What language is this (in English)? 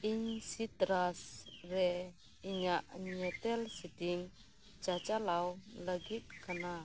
Santali